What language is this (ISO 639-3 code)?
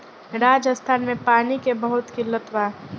bho